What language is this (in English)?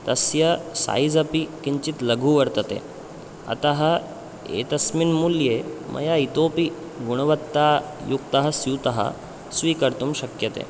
Sanskrit